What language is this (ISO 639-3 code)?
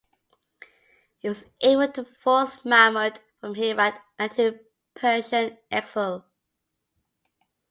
eng